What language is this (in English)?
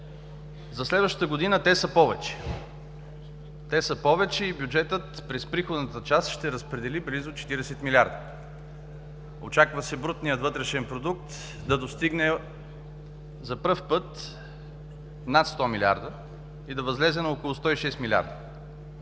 Bulgarian